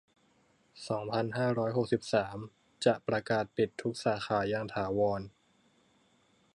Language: Thai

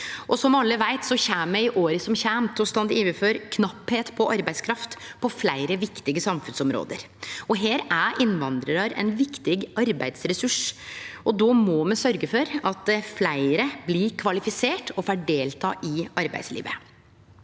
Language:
Norwegian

